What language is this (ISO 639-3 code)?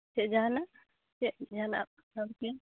sat